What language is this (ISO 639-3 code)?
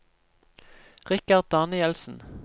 nor